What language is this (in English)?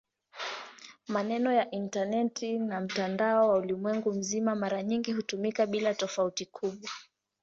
Swahili